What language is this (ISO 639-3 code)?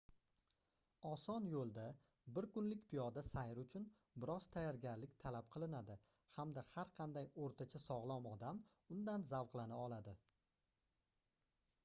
uzb